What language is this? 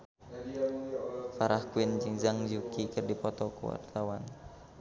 Sundanese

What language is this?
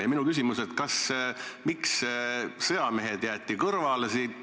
Estonian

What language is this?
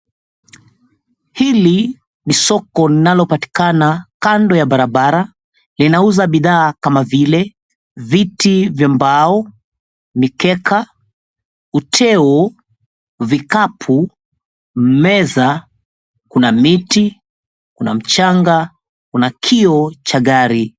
Swahili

